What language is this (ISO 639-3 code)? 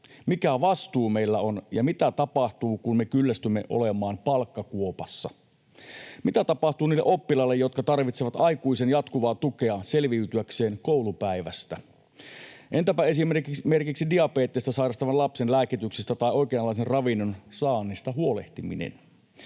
fin